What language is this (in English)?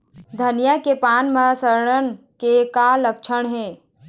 Chhattisgarhi